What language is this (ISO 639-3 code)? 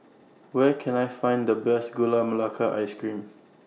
eng